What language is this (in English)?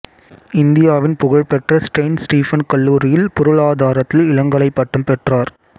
Tamil